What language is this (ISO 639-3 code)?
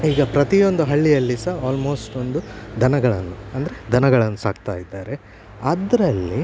kan